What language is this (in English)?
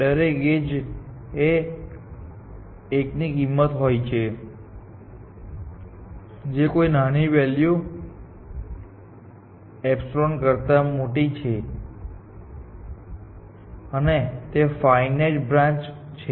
Gujarati